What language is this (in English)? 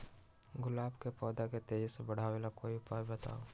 Magahi